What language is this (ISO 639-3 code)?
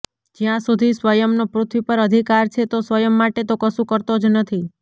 guj